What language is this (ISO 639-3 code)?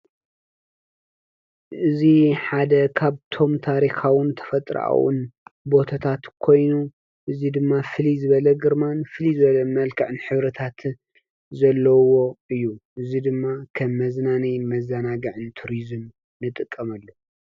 tir